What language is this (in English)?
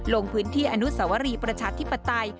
Thai